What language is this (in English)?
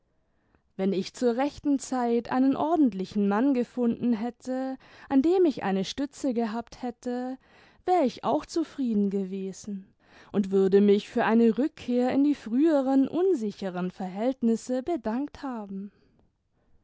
German